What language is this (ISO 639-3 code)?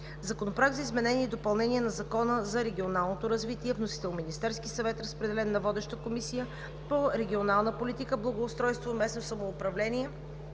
bul